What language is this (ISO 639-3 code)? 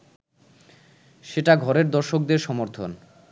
ben